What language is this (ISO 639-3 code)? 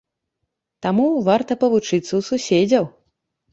bel